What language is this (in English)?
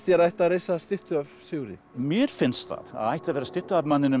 Icelandic